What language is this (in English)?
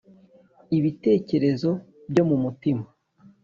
Kinyarwanda